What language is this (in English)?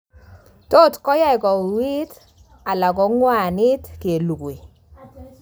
Kalenjin